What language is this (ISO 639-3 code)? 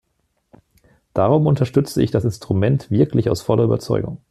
deu